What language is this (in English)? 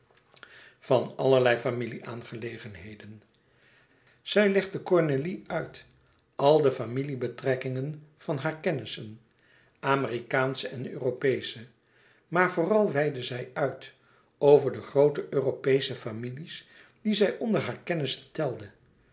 Dutch